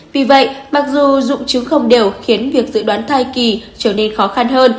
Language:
Vietnamese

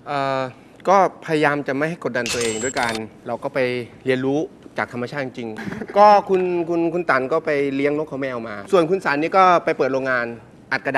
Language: Thai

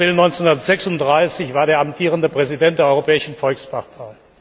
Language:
German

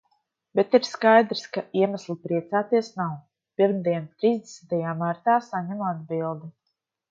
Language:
Latvian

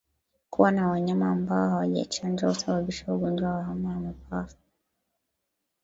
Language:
Swahili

